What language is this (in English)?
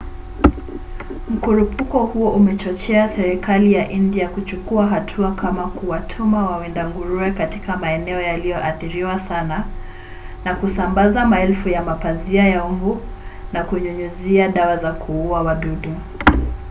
Swahili